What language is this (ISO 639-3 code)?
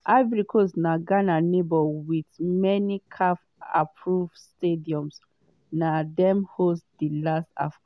pcm